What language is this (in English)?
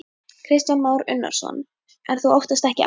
Icelandic